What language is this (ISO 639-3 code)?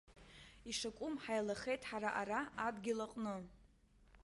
abk